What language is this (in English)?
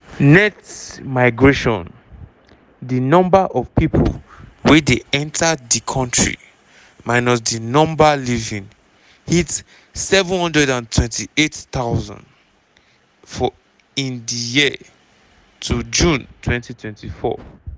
Nigerian Pidgin